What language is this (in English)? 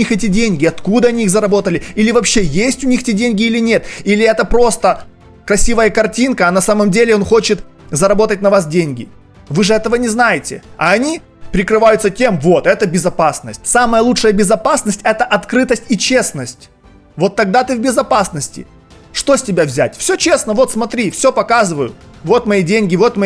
Russian